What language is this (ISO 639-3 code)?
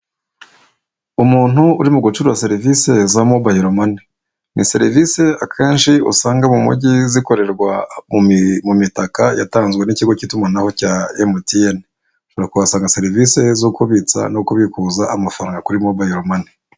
kin